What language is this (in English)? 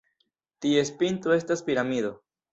Esperanto